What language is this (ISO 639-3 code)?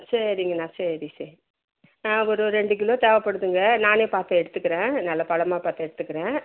tam